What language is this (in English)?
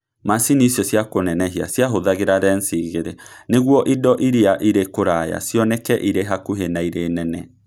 Kikuyu